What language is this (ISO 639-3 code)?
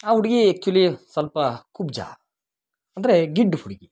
kan